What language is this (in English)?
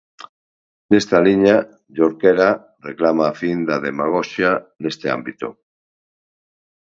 Galician